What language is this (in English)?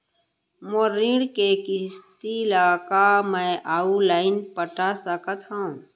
Chhattisgarhi